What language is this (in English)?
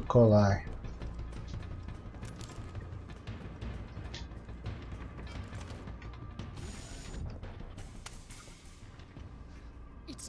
Portuguese